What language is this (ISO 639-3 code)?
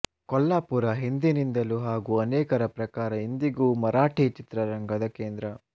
kan